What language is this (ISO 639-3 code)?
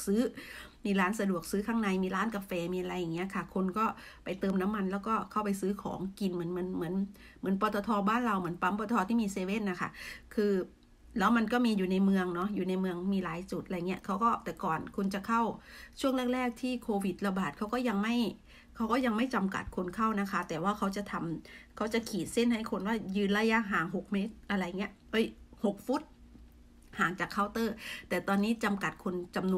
tha